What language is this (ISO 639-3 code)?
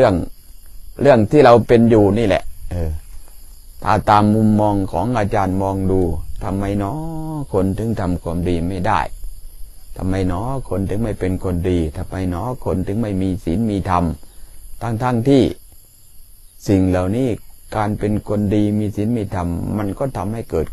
tha